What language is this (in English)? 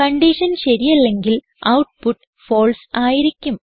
Malayalam